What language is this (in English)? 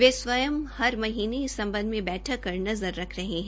Hindi